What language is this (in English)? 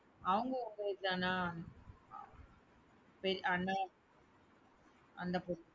Tamil